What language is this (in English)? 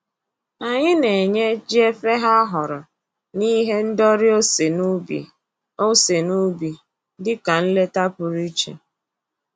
Igbo